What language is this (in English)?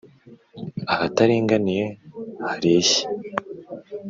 Kinyarwanda